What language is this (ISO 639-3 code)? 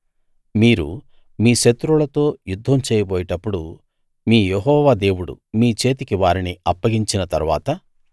tel